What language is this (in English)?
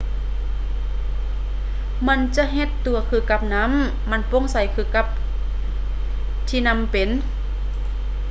Lao